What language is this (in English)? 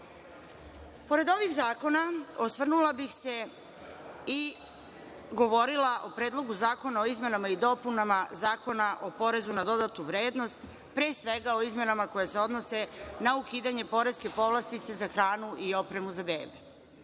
Serbian